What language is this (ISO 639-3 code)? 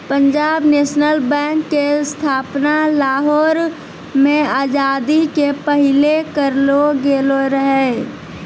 mai